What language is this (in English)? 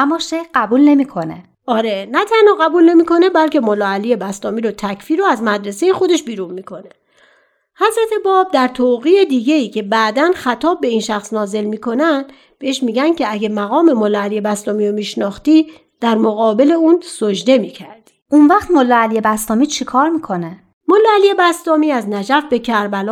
Persian